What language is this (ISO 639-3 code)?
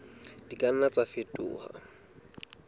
sot